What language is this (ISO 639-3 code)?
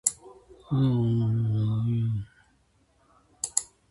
jpn